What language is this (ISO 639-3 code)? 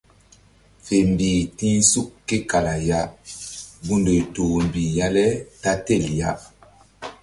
mdd